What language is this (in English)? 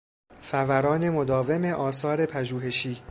Persian